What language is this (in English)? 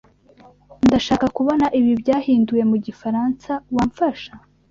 Kinyarwanda